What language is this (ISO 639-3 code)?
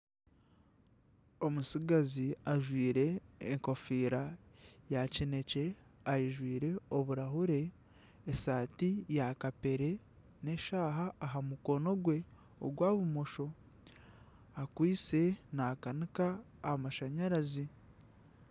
nyn